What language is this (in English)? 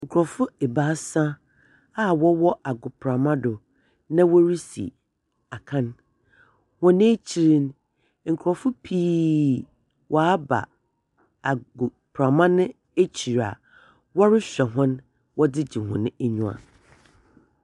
Akan